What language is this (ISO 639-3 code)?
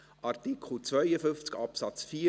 gsw